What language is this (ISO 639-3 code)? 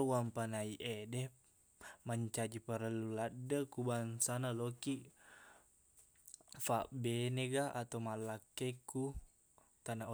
bug